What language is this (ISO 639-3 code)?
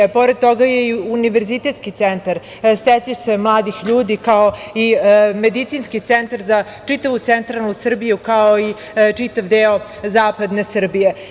srp